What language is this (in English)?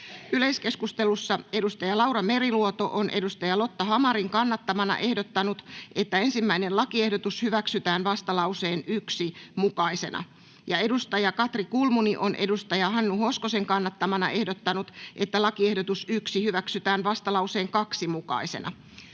Finnish